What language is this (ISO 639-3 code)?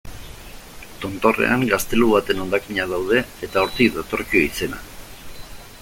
eus